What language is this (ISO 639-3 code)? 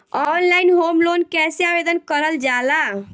bho